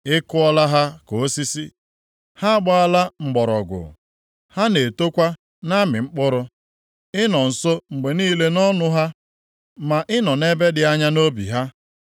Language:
Igbo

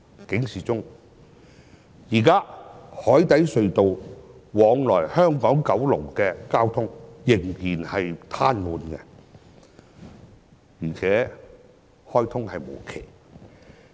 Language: Cantonese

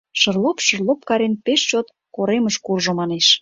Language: Mari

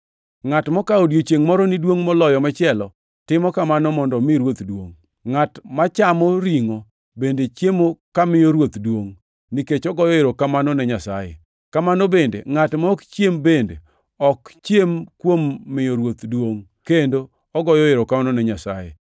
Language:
Luo (Kenya and Tanzania)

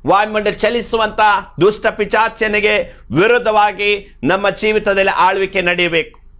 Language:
Kannada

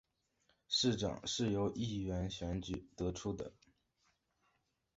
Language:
Chinese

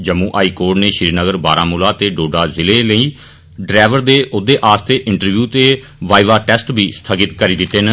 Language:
Dogri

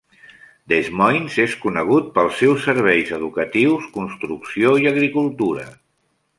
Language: Catalan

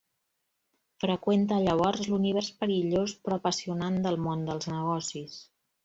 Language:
Catalan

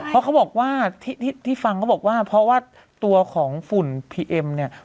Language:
Thai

